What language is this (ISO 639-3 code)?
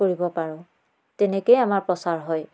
asm